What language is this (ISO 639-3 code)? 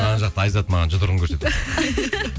kaz